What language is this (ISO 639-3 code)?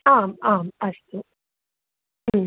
san